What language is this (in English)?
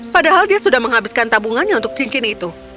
Indonesian